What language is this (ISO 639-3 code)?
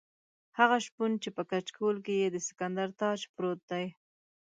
pus